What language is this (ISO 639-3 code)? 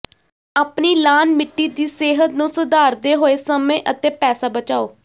pan